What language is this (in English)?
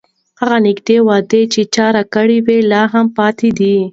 Pashto